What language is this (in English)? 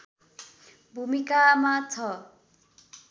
Nepali